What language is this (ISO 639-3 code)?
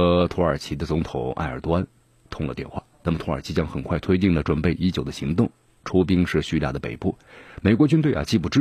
zho